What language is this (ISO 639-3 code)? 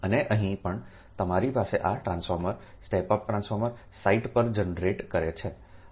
guj